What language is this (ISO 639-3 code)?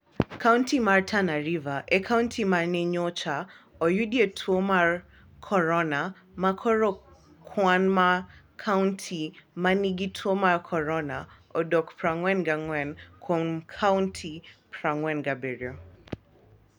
luo